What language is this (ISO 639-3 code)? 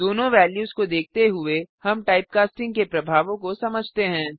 hin